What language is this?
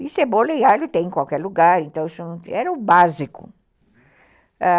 Portuguese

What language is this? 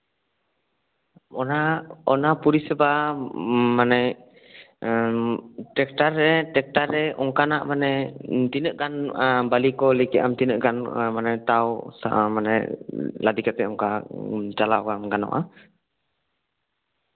Santali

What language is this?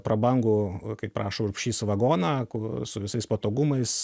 Lithuanian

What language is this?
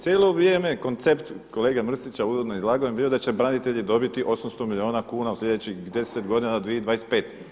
Croatian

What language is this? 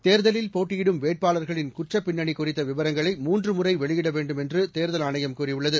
Tamil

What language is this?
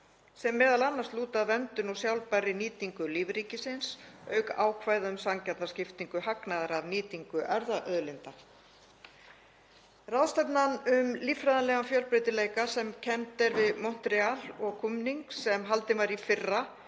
Icelandic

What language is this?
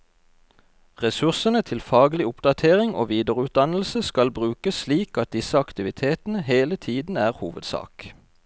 Norwegian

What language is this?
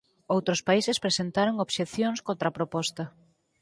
Galician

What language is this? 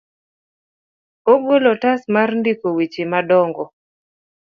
Luo (Kenya and Tanzania)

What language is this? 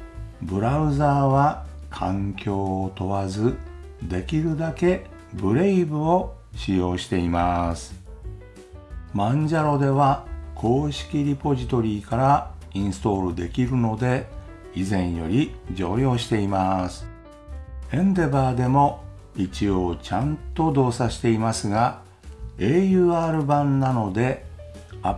Japanese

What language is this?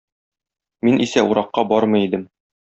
Tatar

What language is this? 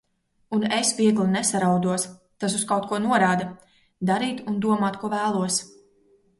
Latvian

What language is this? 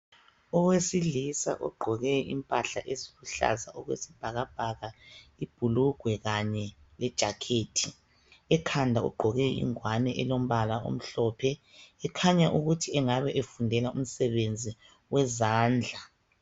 North Ndebele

